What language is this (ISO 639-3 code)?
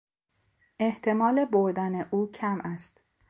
fas